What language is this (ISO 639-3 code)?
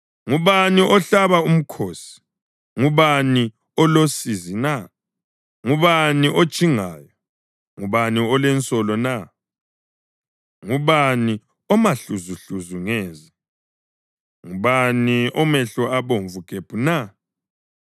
nde